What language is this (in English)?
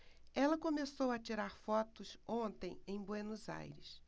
Portuguese